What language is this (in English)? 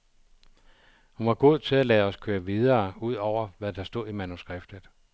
Danish